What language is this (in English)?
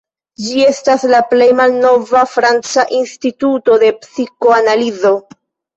Esperanto